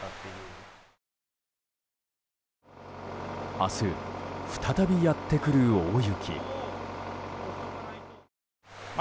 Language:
Japanese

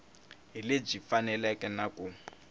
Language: Tsonga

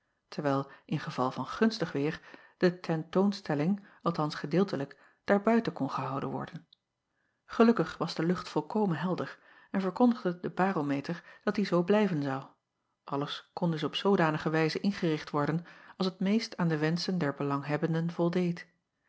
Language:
Dutch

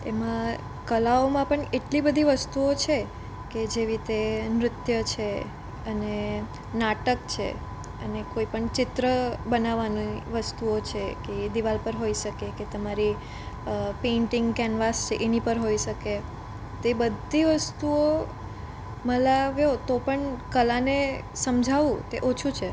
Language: Gujarati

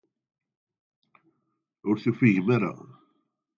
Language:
Kabyle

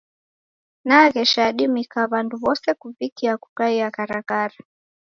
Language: Taita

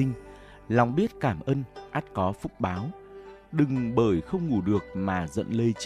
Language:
Vietnamese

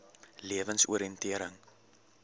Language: Afrikaans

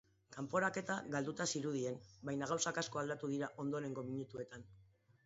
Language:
Basque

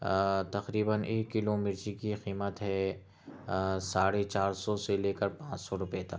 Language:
Urdu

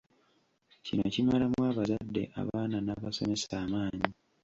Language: Ganda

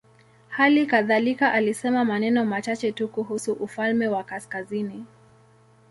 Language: Swahili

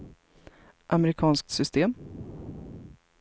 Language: Swedish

